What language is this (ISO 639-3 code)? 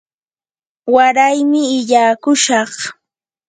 qur